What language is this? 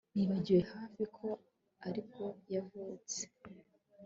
Kinyarwanda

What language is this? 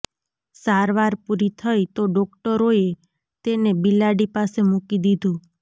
Gujarati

